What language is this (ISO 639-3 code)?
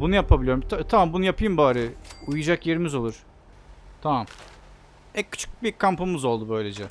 tur